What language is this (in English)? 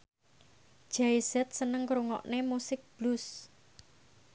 Javanese